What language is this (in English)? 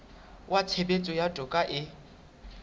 Southern Sotho